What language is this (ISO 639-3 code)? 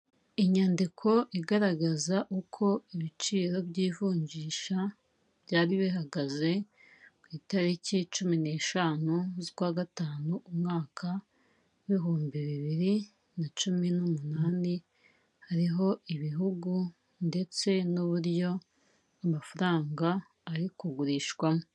kin